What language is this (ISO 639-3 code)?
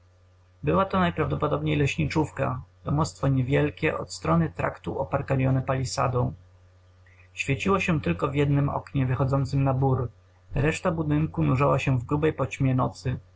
pol